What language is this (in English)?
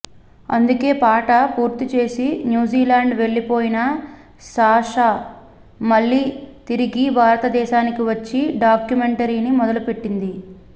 Telugu